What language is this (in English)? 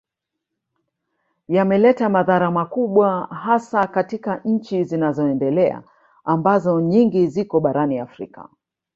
Swahili